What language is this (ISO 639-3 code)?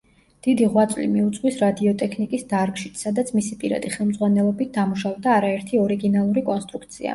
kat